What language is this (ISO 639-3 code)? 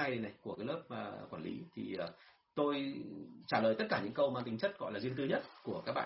vie